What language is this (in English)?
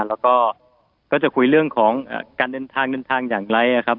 Thai